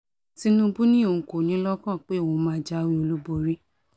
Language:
Yoruba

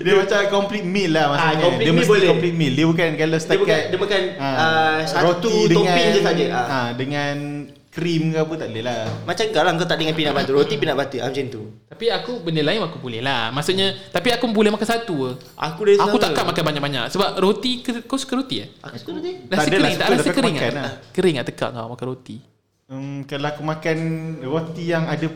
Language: Malay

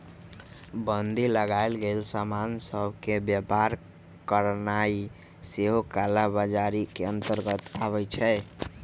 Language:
Magahi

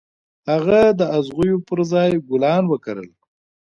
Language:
Pashto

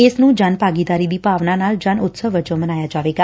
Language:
Punjabi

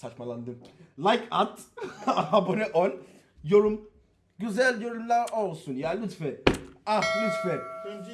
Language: Turkish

